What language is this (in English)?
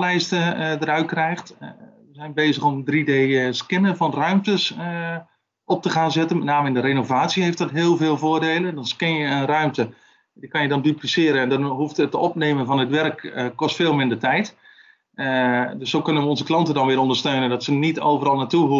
Dutch